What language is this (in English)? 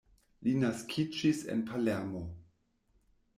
Esperanto